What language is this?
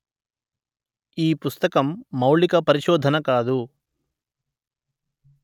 Telugu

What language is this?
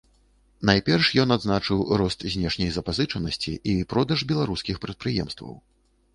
Belarusian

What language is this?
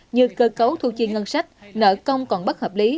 Vietnamese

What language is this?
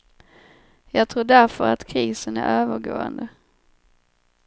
Swedish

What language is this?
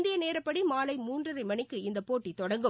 Tamil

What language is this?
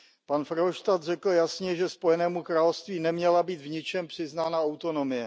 Czech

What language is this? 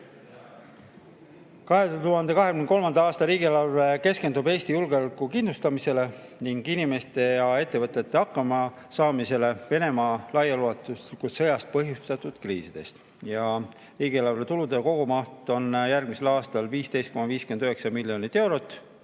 Estonian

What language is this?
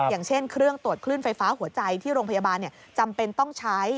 Thai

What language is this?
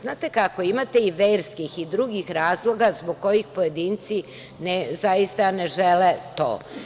Serbian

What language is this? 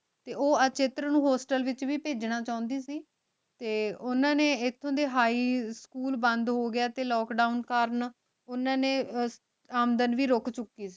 Punjabi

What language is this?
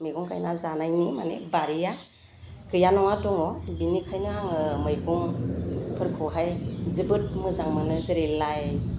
Bodo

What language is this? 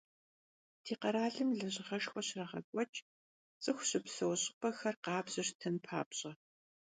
Kabardian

